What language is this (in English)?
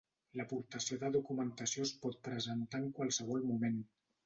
Catalan